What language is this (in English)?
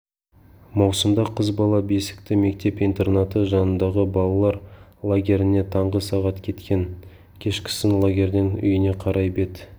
Kazakh